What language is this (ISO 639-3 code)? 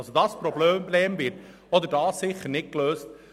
gsw